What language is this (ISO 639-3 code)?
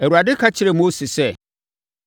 aka